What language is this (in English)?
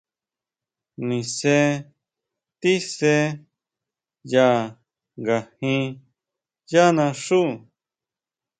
Huautla Mazatec